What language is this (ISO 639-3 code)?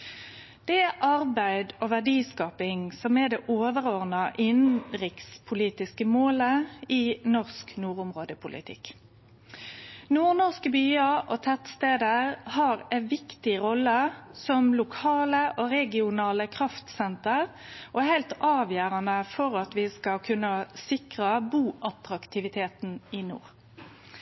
nno